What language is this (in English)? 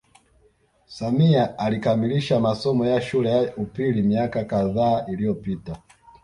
Swahili